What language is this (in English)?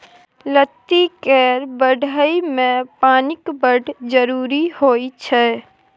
Maithili